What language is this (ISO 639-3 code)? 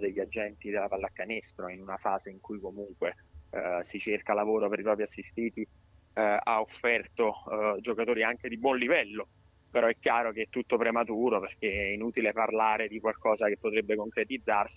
ita